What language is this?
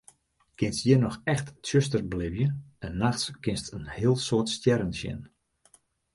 Western Frisian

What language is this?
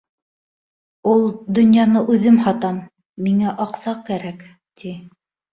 Bashkir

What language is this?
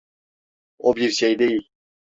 Turkish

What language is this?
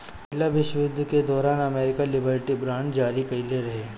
Bhojpuri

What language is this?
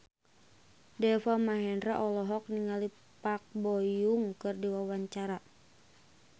Sundanese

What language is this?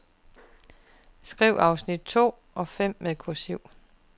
Danish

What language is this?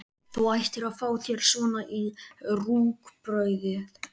Icelandic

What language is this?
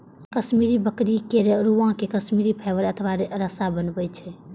Maithili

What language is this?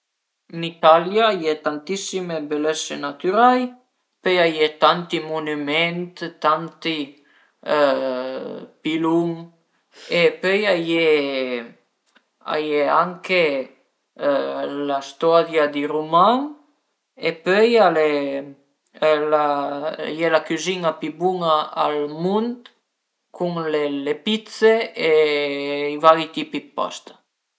Piedmontese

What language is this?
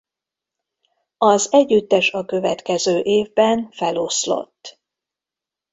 Hungarian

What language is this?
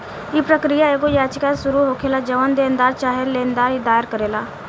Bhojpuri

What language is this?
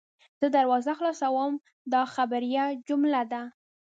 Pashto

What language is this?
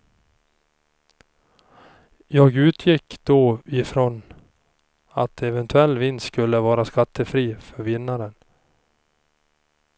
Swedish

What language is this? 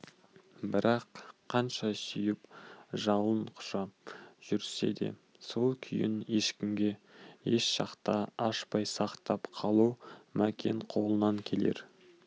Kazakh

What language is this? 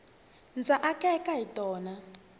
Tsonga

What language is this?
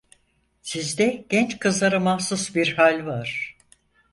Turkish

